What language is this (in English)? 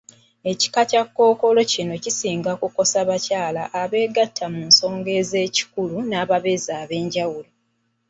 Ganda